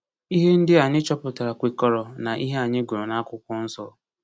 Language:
Igbo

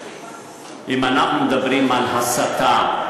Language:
Hebrew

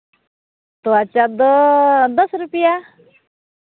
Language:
Santali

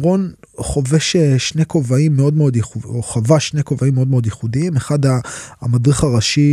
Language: Hebrew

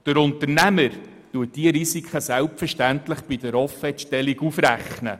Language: Swiss German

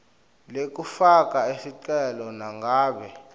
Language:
Swati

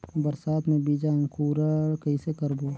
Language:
Chhattisgarhi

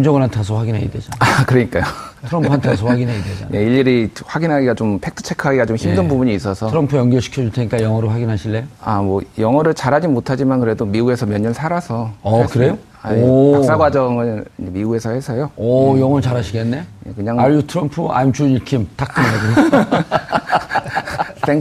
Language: Korean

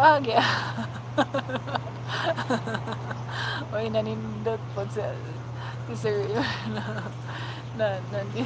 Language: Filipino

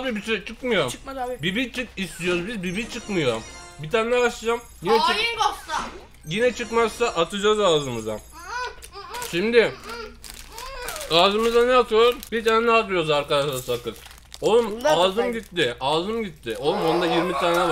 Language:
Turkish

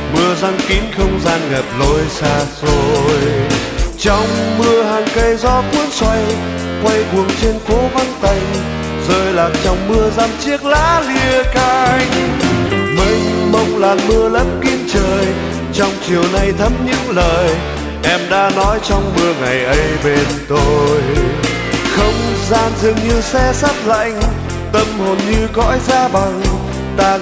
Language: Vietnamese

